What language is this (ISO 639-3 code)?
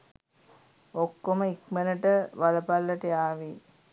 sin